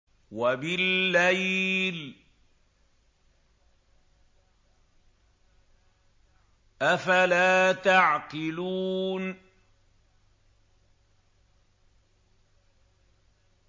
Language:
Arabic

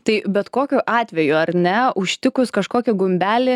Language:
Lithuanian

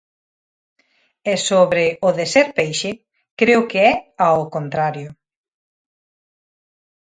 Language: Galician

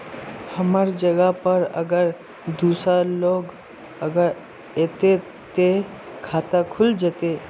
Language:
Magahi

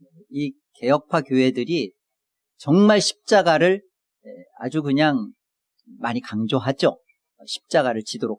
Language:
Korean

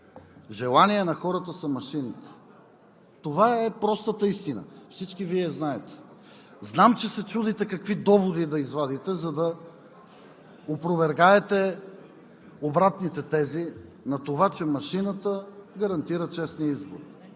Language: Bulgarian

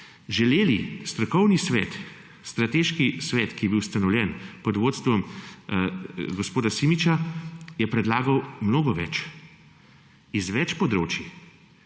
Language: Slovenian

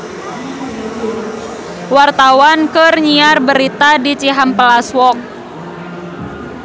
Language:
Sundanese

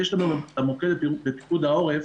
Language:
Hebrew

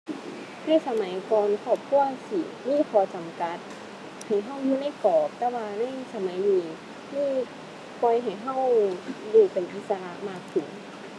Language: Thai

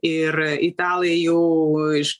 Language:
Lithuanian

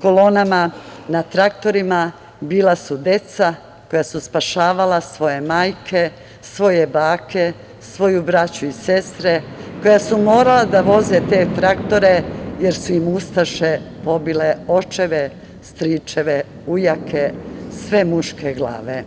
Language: Serbian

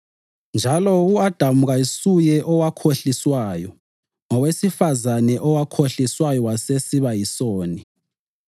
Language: North Ndebele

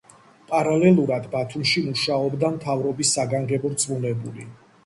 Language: Georgian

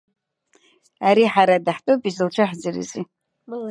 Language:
Abkhazian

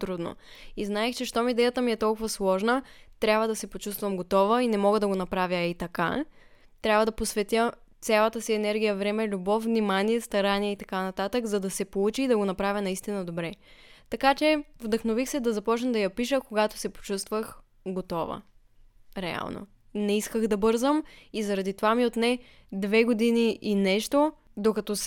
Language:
Bulgarian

